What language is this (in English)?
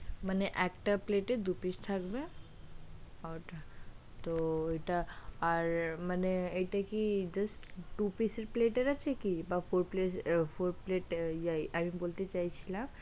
Bangla